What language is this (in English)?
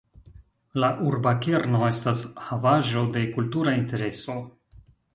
Esperanto